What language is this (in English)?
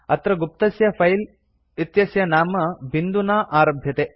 Sanskrit